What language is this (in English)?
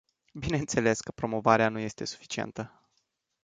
Romanian